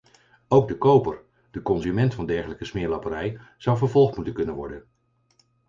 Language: Dutch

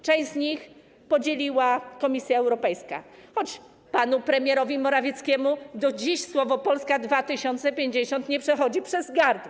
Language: Polish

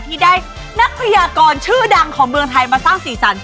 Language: Thai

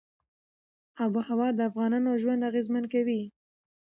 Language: Pashto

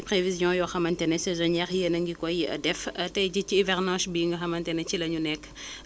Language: Wolof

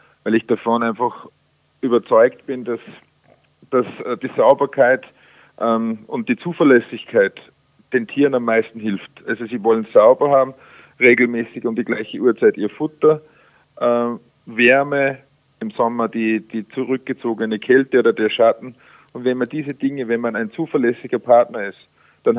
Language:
German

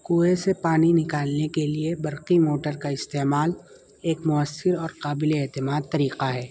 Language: Urdu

